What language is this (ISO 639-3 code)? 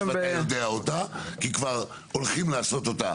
heb